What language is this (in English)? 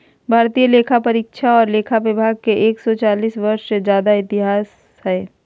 Magahi